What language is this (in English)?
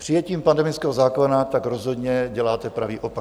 Czech